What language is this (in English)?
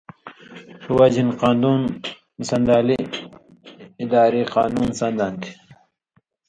Indus Kohistani